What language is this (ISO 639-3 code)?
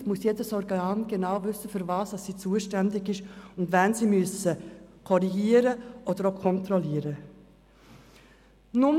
gsw